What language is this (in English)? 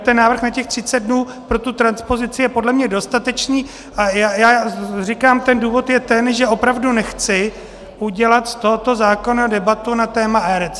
Czech